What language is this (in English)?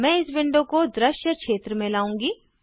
Hindi